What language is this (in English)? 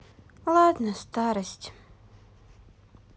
Russian